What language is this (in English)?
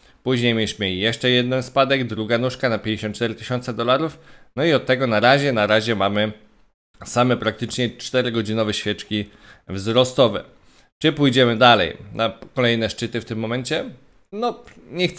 Polish